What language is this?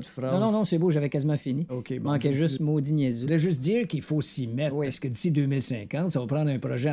French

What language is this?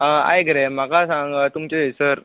Konkani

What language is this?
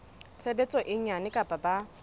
Southern Sotho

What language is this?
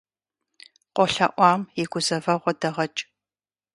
Kabardian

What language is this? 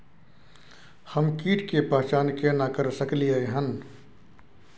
Maithili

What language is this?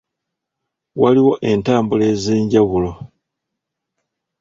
Ganda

